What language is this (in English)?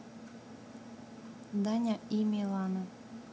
Russian